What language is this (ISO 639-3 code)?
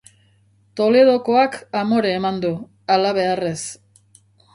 eus